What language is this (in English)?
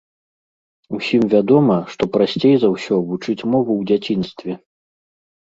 Belarusian